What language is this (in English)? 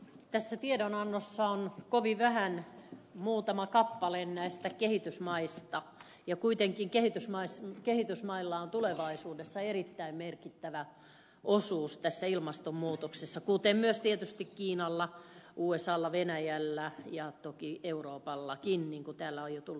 Finnish